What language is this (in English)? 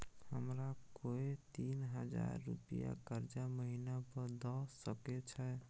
Maithili